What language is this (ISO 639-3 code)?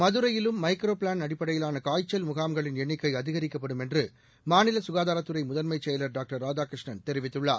tam